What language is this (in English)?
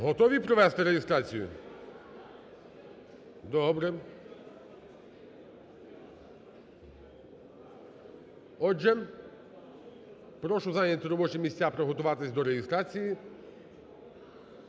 Ukrainian